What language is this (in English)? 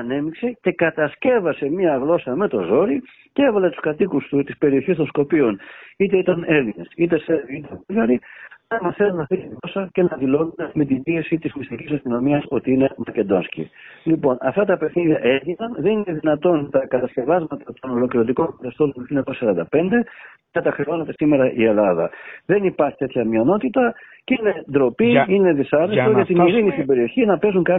Greek